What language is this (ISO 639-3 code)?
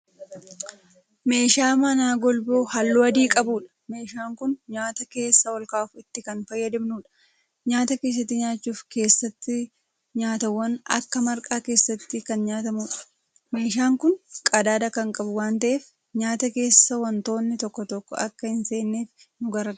orm